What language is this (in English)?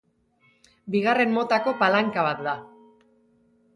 Basque